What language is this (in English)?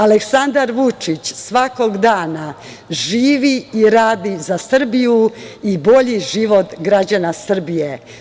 Serbian